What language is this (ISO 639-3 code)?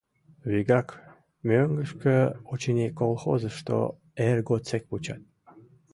chm